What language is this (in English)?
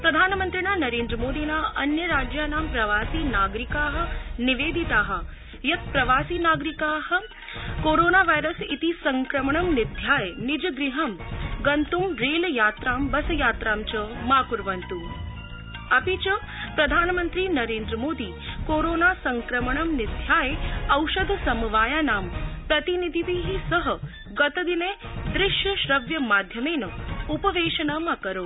Sanskrit